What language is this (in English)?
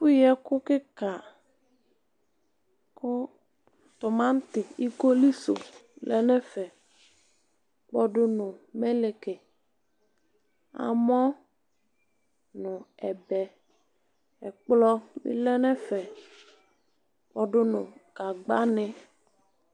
Ikposo